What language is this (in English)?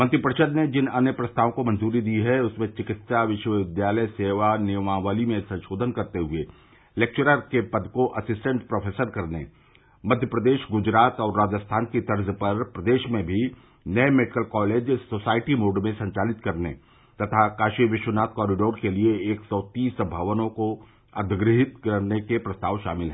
Hindi